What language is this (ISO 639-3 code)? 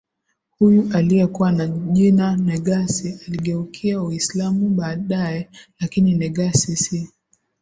swa